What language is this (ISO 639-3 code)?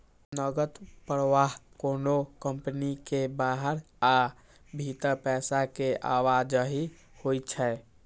mai